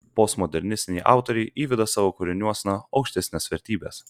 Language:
Lithuanian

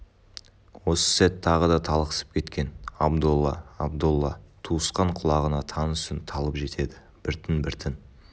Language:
Kazakh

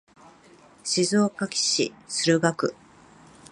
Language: Japanese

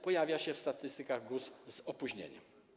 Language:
Polish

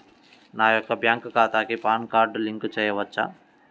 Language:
Telugu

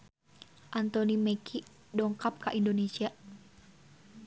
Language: Sundanese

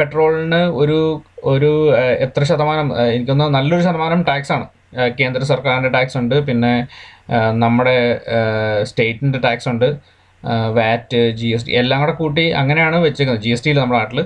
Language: Malayalam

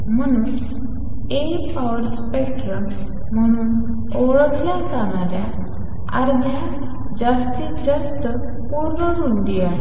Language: Marathi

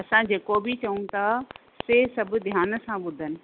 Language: Sindhi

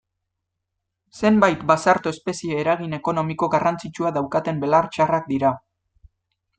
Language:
Basque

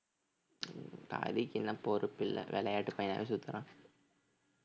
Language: Tamil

